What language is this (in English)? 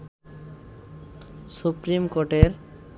Bangla